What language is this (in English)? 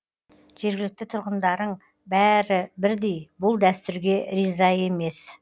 Kazakh